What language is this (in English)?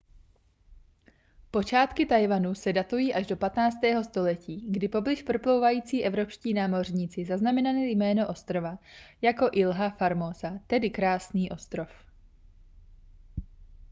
Czech